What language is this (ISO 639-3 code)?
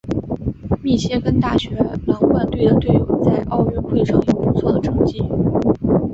zho